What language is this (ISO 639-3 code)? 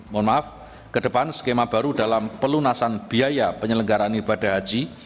ind